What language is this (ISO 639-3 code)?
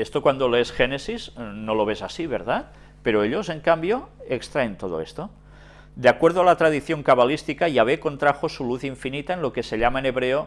spa